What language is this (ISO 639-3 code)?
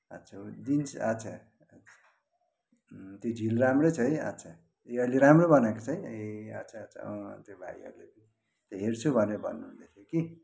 nep